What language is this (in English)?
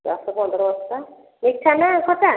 Odia